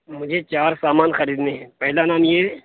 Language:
Urdu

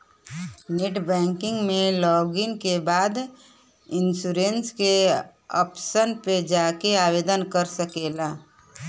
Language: Bhojpuri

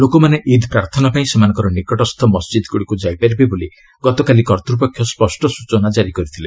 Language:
Odia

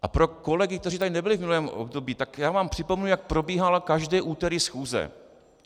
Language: Czech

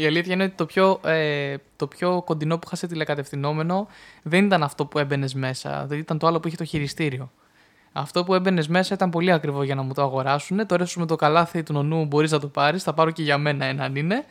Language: Greek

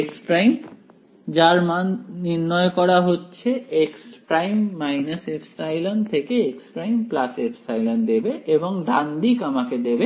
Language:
Bangla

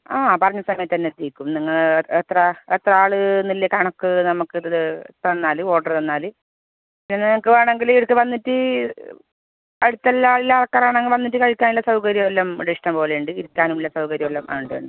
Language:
Malayalam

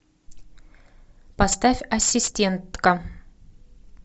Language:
Russian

